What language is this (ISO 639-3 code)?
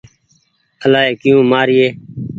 gig